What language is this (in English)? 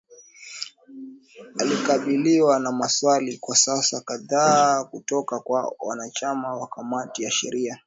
Swahili